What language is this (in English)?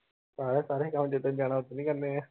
Punjabi